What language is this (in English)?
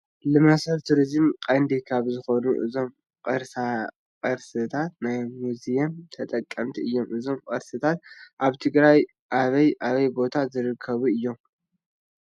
Tigrinya